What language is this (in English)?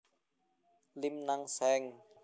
Javanese